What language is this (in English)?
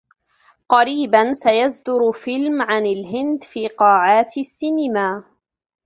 Arabic